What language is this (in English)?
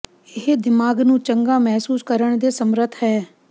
Punjabi